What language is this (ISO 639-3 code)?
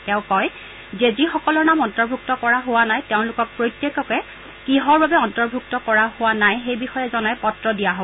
asm